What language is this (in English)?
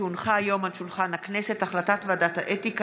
Hebrew